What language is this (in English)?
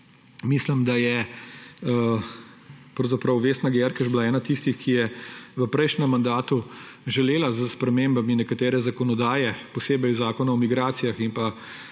Slovenian